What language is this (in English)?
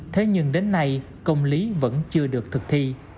Vietnamese